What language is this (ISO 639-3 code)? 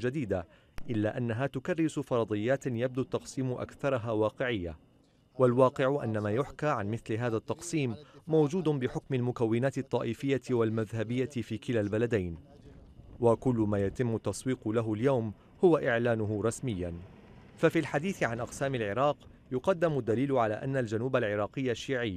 ara